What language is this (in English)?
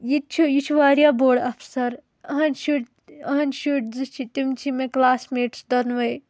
Kashmiri